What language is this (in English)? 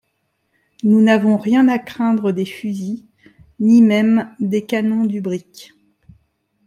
French